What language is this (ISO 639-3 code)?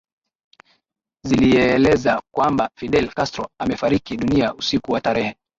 swa